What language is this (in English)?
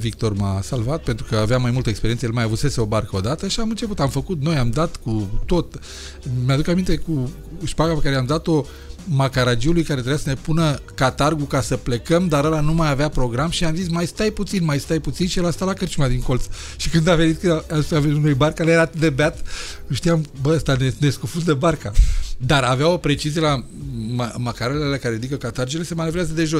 Romanian